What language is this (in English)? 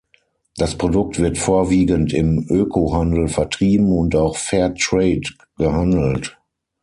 German